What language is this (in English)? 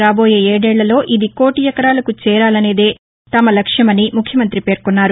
Telugu